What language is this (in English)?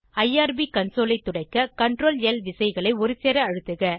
Tamil